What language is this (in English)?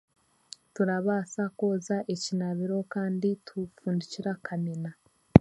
Chiga